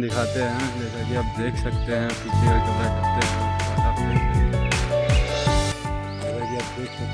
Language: Hindi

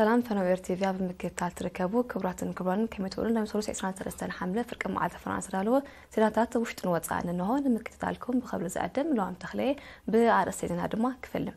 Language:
Arabic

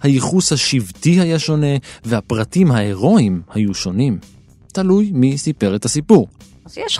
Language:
Hebrew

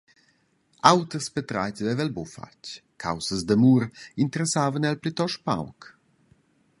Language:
Romansh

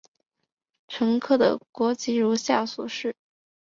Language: Chinese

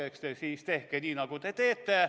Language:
Estonian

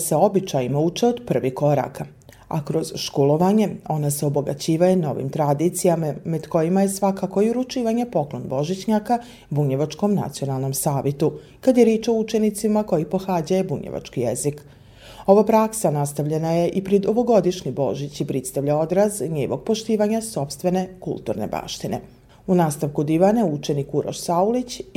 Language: Croatian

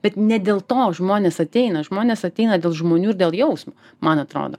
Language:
Lithuanian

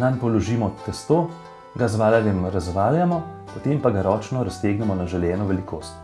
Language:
Bulgarian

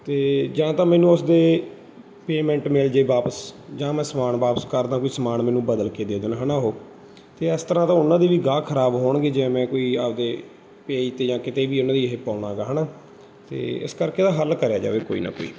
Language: Punjabi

